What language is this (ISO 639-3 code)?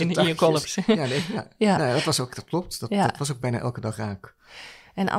nld